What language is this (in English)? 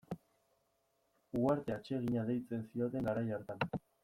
Basque